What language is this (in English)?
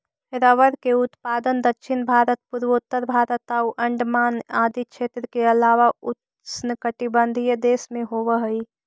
Magahi